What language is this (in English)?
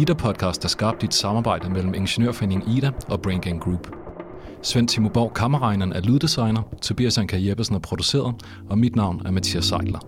Danish